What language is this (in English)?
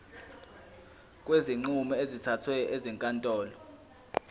Zulu